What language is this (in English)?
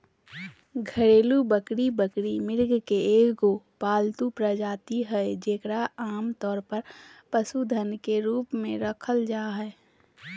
Magahi